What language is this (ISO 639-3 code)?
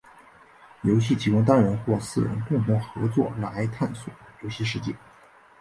zho